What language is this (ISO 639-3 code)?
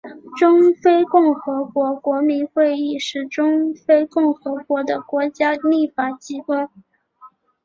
zho